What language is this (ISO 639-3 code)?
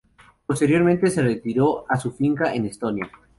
spa